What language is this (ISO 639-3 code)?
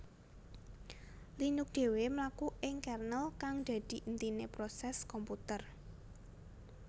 jav